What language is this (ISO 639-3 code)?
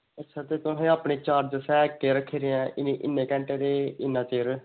doi